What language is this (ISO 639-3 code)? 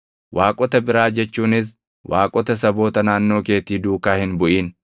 orm